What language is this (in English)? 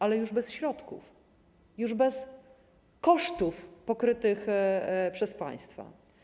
Polish